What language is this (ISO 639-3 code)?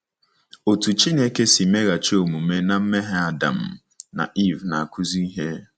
ibo